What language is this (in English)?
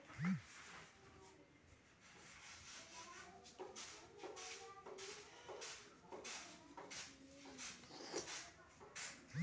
Bhojpuri